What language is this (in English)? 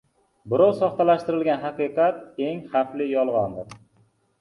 Uzbek